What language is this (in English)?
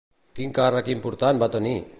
Catalan